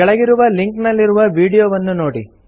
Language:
Kannada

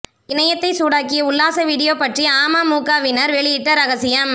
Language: Tamil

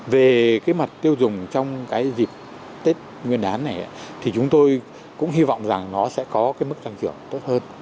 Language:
Vietnamese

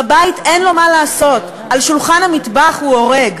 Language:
Hebrew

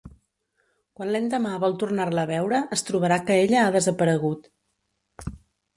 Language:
Catalan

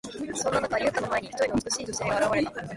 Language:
Japanese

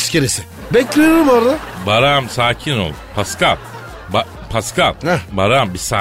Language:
Turkish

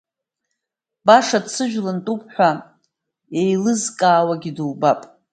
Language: Abkhazian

